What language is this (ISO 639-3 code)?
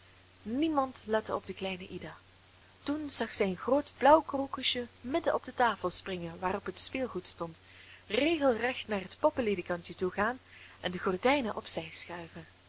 nld